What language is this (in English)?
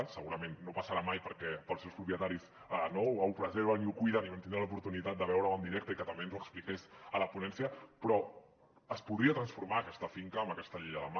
Catalan